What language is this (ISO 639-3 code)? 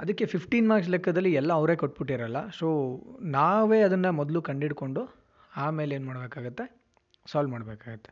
kan